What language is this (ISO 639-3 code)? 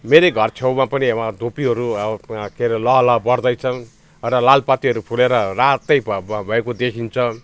nep